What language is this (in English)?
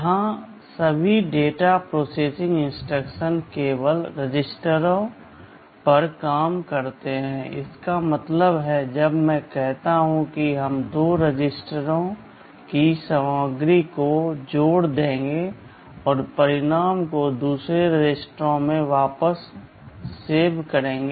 Hindi